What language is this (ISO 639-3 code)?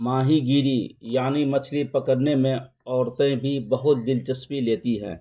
urd